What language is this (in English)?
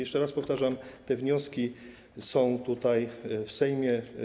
Polish